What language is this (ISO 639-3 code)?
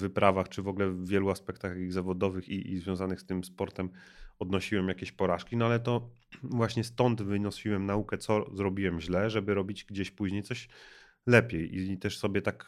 pol